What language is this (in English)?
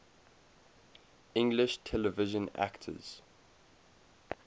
English